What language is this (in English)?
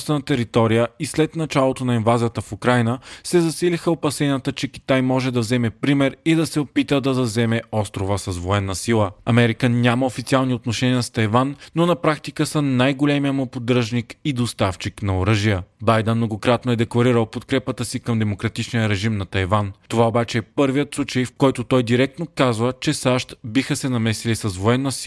Bulgarian